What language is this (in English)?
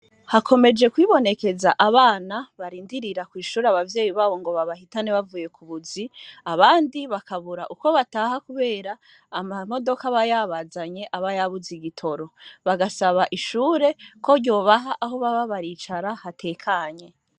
Rundi